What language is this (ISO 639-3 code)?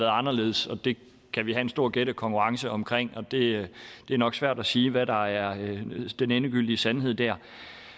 dan